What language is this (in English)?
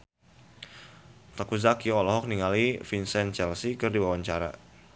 Sundanese